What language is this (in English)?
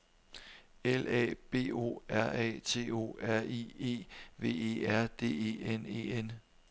Danish